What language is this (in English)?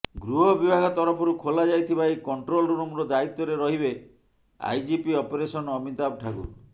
Odia